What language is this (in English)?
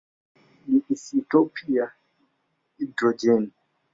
Swahili